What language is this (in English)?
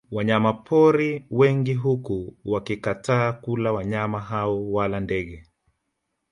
Swahili